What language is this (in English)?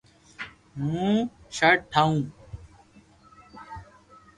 Loarki